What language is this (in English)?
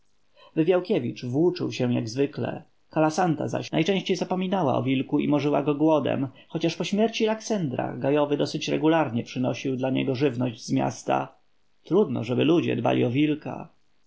Polish